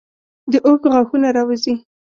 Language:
Pashto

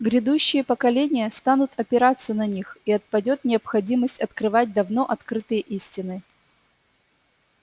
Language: Russian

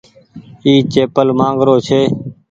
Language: Goaria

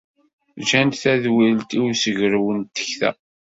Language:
Kabyle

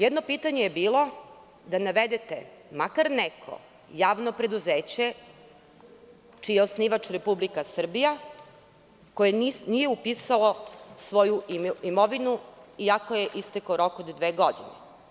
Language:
Serbian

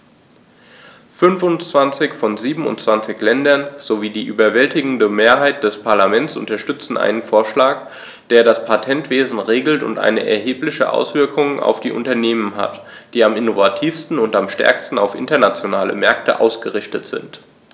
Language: German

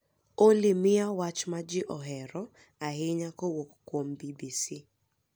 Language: Luo (Kenya and Tanzania)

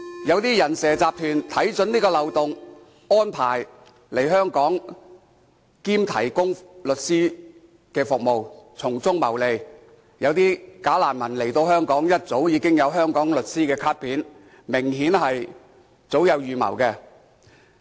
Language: Cantonese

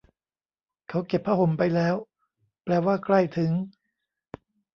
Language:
Thai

